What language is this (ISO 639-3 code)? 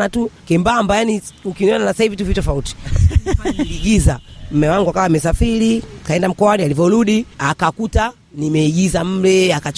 swa